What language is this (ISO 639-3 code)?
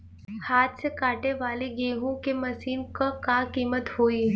bho